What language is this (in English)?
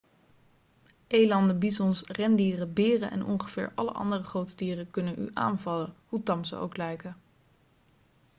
Dutch